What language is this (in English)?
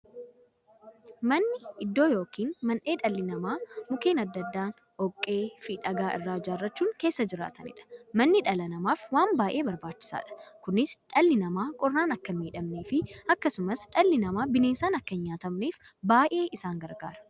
Oromo